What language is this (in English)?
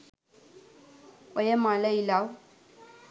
Sinhala